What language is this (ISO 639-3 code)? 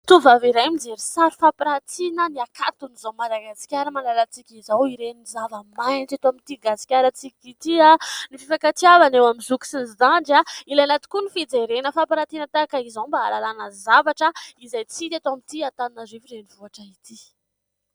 mlg